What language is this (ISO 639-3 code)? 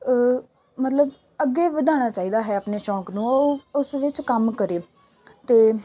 pan